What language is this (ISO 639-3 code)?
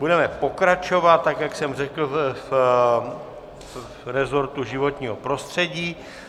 ces